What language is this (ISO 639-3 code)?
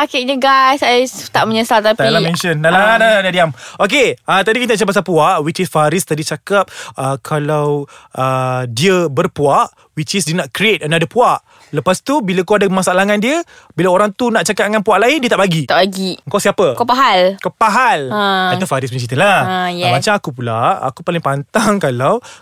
msa